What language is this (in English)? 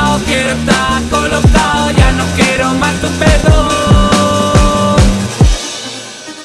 Italian